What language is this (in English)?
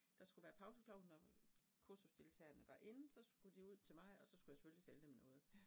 Danish